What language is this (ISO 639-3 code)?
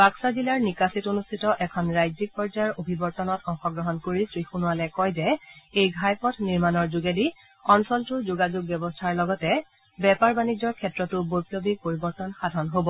asm